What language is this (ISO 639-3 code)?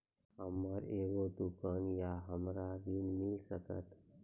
mai